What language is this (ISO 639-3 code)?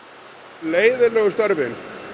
isl